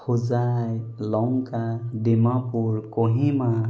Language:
Assamese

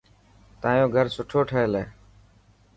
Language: Dhatki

